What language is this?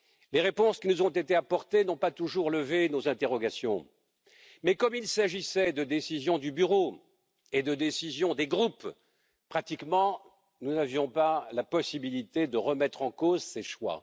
French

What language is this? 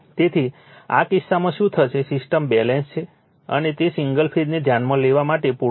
Gujarati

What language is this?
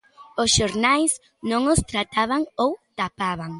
Galician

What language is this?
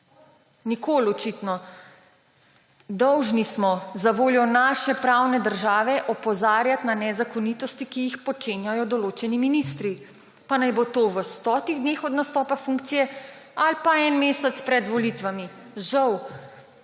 Slovenian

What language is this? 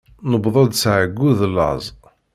Kabyle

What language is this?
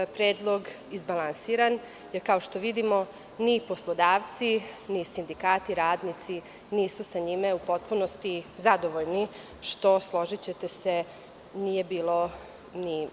Serbian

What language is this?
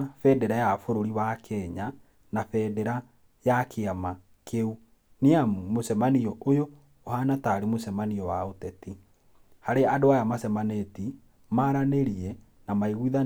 Kikuyu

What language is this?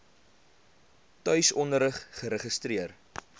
Afrikaans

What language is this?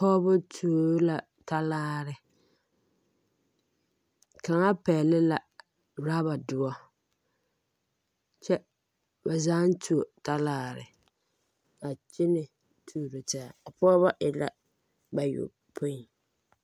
Southern Dagaare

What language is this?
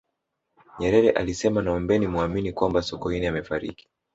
Swahili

